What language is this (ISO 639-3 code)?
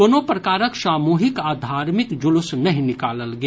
mai